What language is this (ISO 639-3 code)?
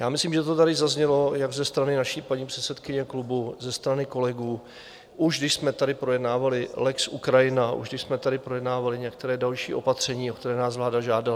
ces